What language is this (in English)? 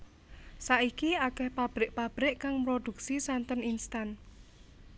Javanese